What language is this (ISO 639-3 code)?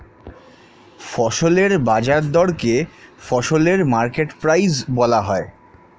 ben